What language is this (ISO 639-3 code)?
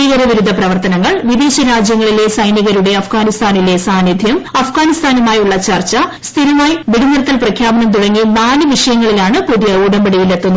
mal